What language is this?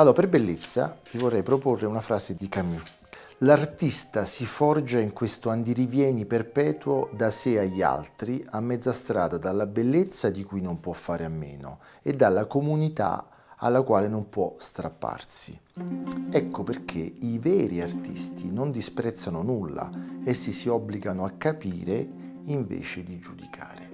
Italian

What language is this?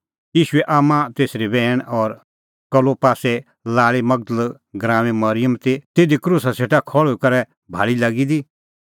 Kullu Pahari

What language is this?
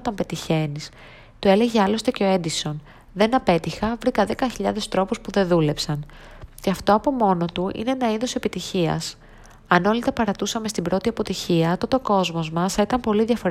Greek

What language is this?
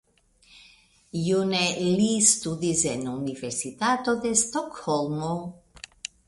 Esperanto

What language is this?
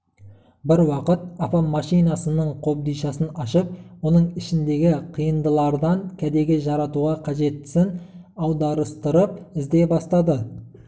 Kazakh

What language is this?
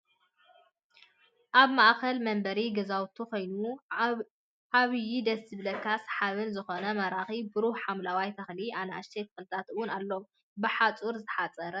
Tigrinya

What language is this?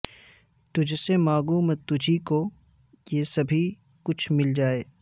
Urdu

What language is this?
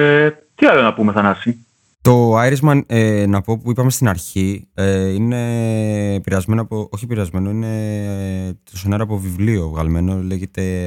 Greek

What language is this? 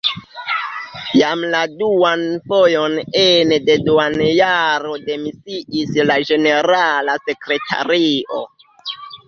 Esperanto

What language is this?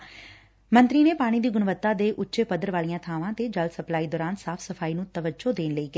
Punjabi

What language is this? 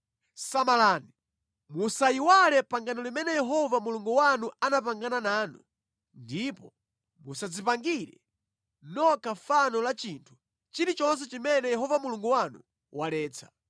Nyanja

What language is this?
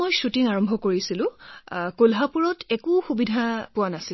Assamese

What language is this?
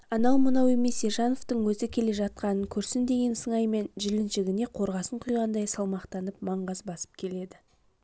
Kazakh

